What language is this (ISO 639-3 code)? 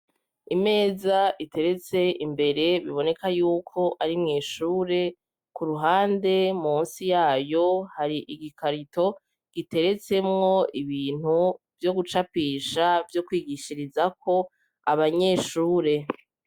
run